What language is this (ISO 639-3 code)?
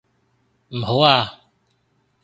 yue